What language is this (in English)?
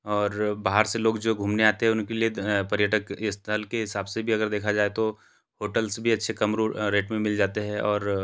Hindi